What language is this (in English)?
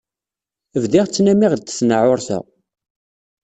Kabyle